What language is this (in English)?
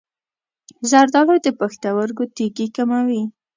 Pashto